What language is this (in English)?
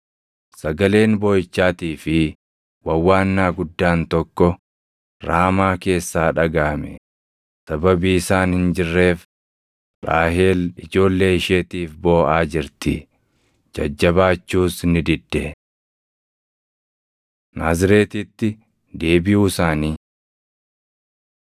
Oromo